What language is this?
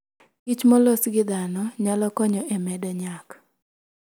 Luo (Kenya and Tanzania)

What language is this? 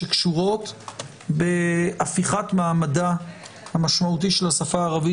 Hebrew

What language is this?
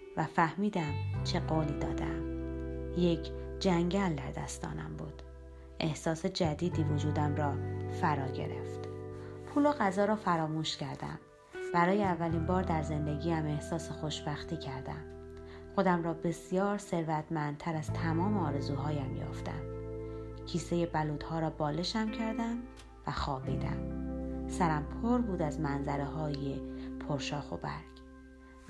Persian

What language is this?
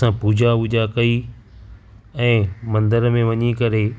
Sindhi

